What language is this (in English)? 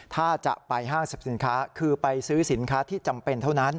Thai